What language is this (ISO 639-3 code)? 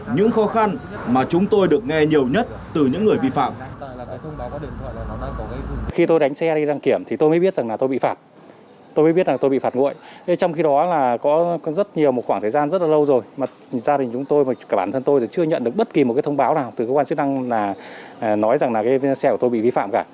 vie